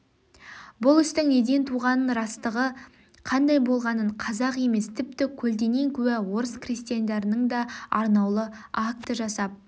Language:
Kazakh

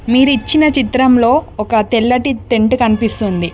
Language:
Telugu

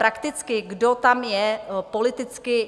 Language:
Czech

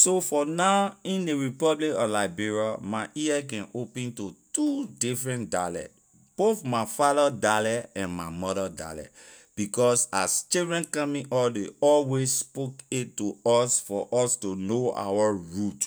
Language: Liberian English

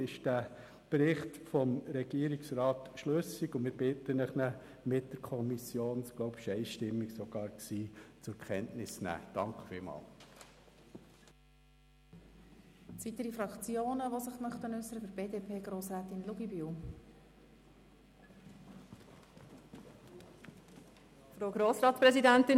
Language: Swiss German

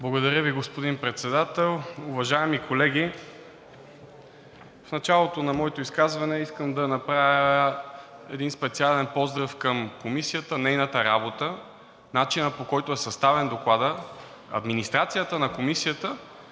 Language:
Bulgarian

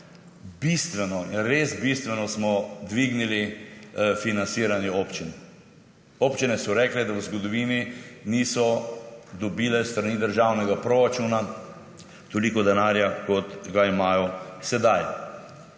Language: Slovenian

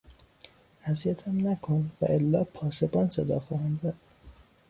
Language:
Persian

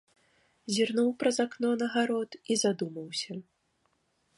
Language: Belarusian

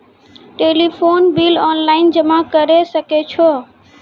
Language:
Maithili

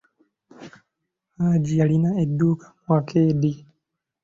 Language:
Ganda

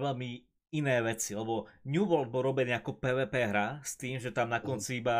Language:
Slovak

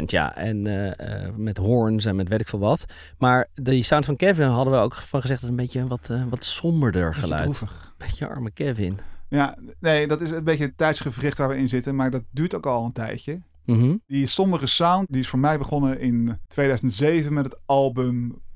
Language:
Dutch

